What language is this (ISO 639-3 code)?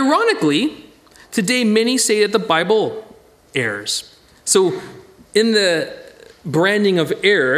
eng